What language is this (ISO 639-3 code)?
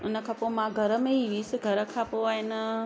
snd